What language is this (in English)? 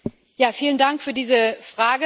German